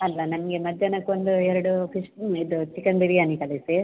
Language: Kannada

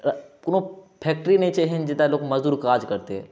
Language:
Maithili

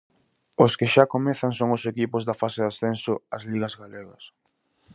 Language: Galician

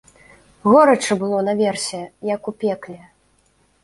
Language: Belarusian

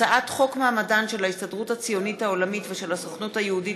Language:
Hebrew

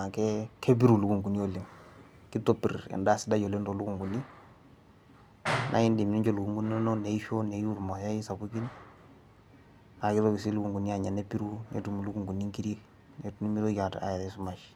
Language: Masai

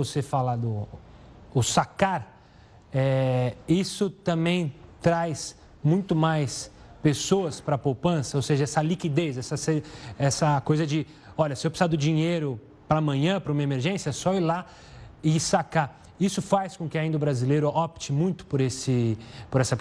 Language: Portuguese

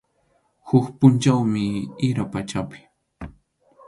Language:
Arequipa-La Unión Quechua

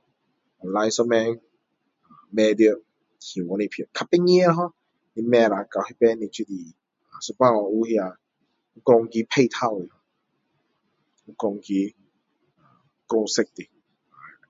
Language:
Min Dong Chinese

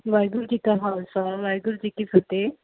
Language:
Punjabi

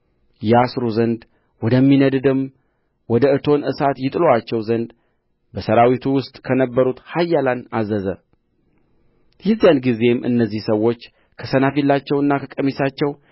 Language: Amharic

